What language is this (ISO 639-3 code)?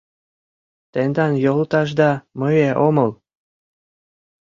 chm